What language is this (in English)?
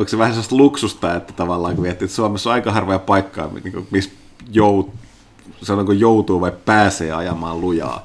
Finnish